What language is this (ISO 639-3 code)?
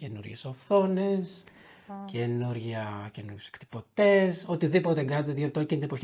ell